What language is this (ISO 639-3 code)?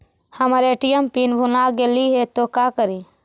mag